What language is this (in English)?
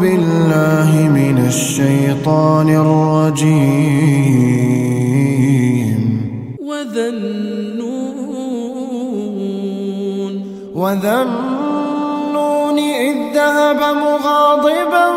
Arabic